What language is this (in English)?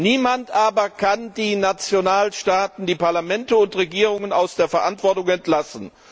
German